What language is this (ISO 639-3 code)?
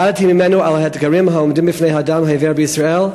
heb